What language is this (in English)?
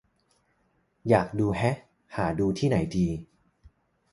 Thai